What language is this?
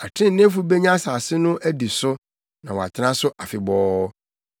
Akan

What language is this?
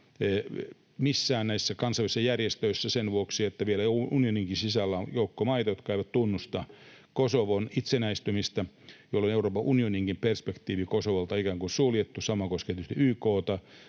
Finnish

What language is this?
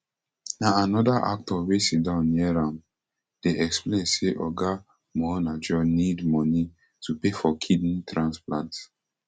Nigerian Pidgin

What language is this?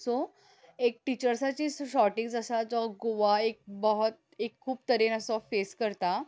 Konkani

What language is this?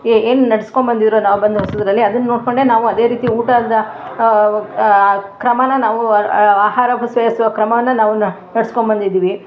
Kannada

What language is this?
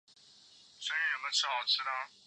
Chinese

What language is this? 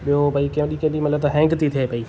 Sindhi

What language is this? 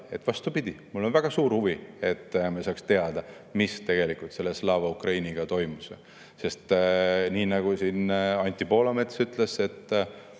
Estonian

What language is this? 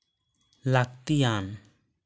Santali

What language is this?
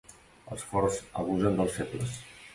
Catalan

